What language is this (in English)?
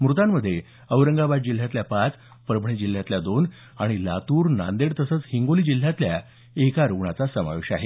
Marathi